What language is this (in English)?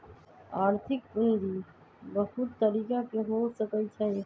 Magahi